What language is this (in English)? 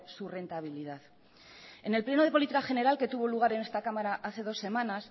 Spanish